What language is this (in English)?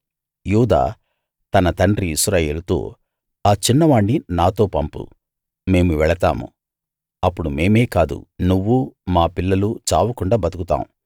Telugu